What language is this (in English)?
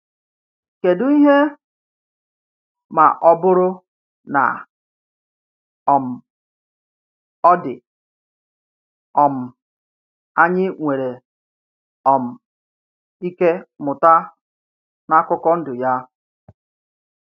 Igbo